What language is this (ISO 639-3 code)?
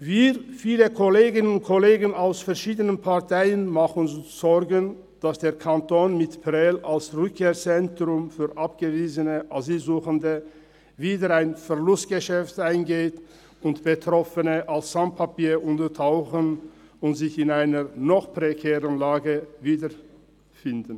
gsw